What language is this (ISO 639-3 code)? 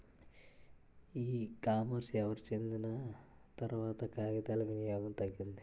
tel